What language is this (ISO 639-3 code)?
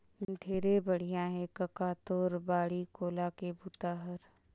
hne